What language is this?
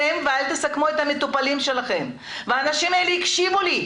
Hebrew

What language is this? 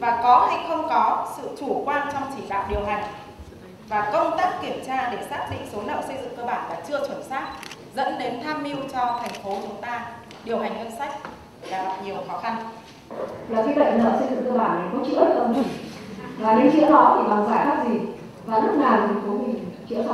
Vietnamese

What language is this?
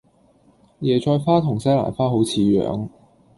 Cantonese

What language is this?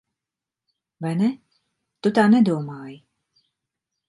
Latvian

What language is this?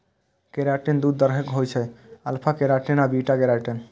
Maithili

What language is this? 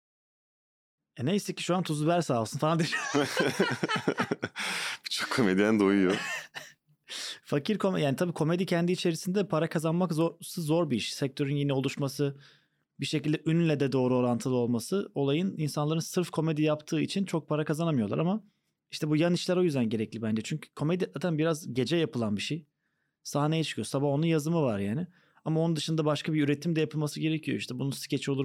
Turkish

